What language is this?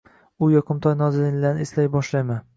Uzbek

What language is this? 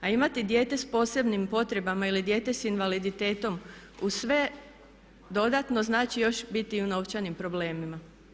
Croatian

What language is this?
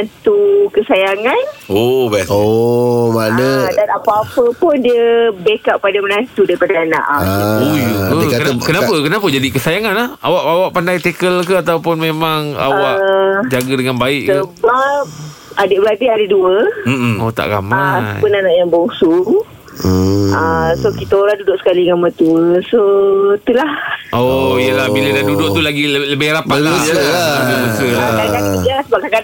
Malay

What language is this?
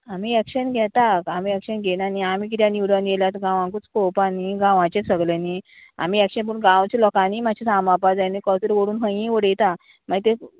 Konkani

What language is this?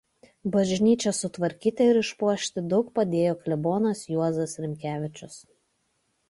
Lithuanian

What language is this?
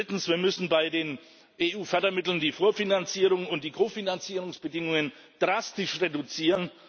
German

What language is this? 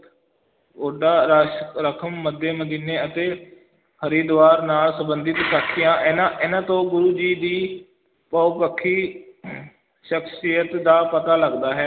Punjabi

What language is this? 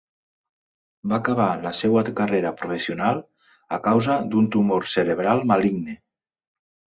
Catalan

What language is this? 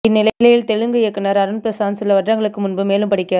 Tamil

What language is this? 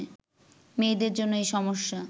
Bangla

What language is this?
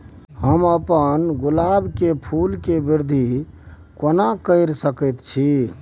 Maithili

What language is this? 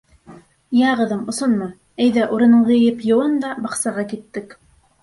Bashkir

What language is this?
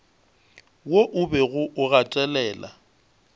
Northern Sotho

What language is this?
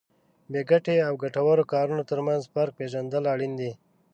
Pashto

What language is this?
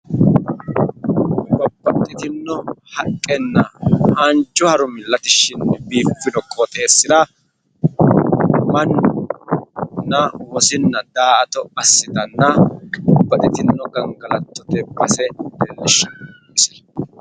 Sidamo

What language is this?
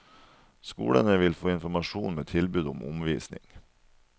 Norwegian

